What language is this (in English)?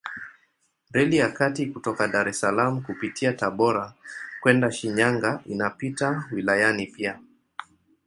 Swahili